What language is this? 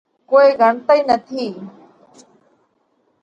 Parkari Koli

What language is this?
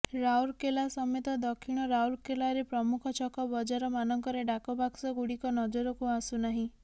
Odia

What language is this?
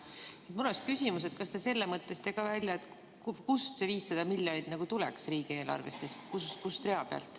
Estonian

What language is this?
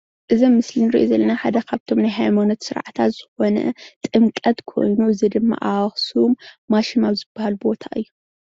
Tigrinya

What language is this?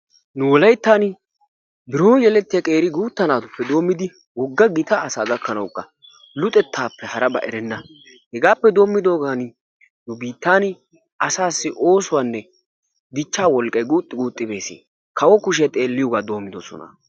Wolaytta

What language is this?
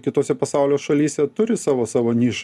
Lithuanian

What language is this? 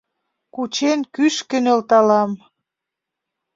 Mari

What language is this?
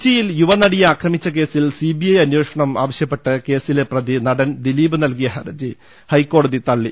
Malayalam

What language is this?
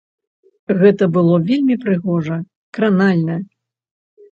Belarusian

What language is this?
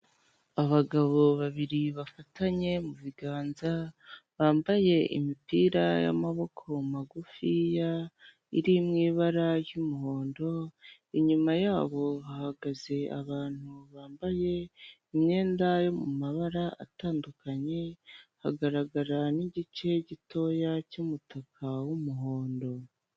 Kinyarwanda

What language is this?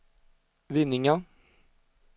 Swedish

